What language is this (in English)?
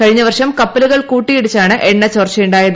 Malayalam